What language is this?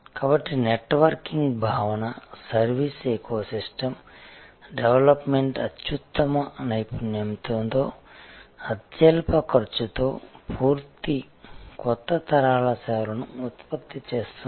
Telugu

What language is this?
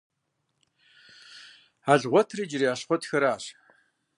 Kabardian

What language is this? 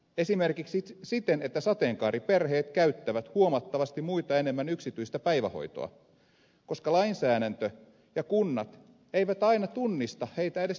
Finnish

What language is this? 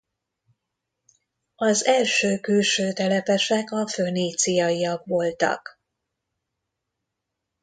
Hungarian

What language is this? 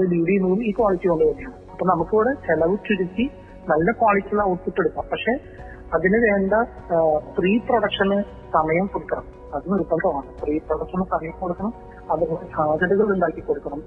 Malayalam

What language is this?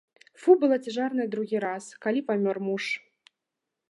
Belarusian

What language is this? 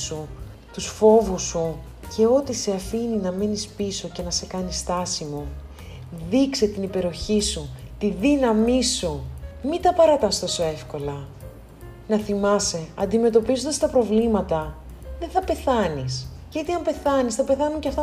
Greek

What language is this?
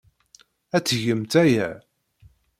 Kabyle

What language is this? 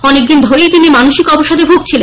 Bangla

